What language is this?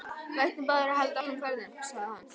Icelandic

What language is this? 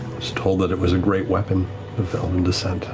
English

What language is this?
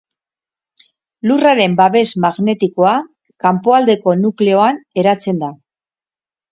Basque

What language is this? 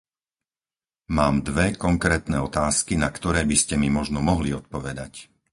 Slovak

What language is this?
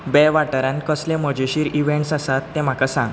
Konkani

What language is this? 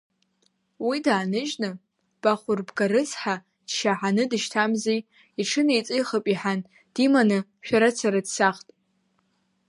Abkhazian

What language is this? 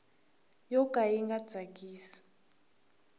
Tsonga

